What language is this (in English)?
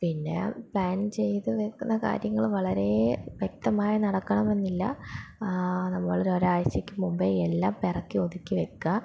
Malayalam